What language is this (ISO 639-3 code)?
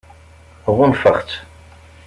kab